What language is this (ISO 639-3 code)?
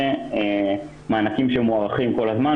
heb